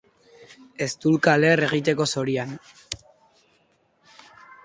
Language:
Basque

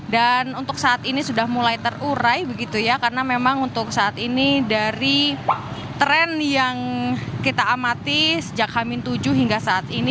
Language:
Indonesian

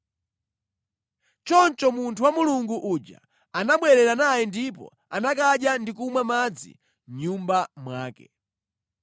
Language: Nyanja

